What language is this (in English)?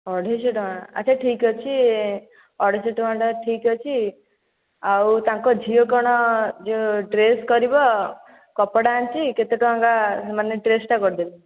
Odia